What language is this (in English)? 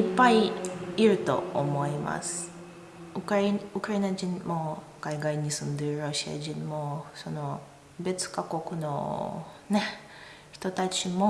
Japanese